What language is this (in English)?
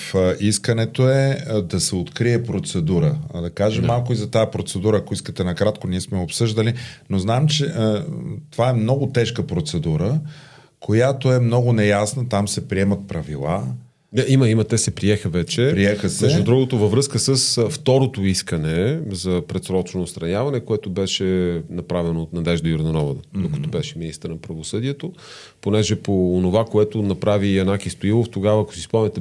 Bulgarian